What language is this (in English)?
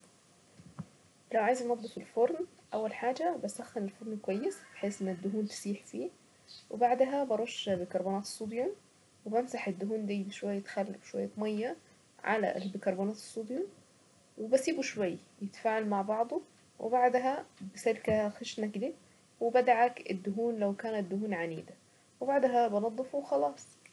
Saidi Arabic